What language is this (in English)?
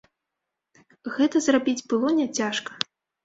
Belarusian